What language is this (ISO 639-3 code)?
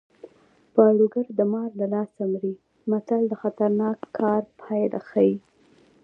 pus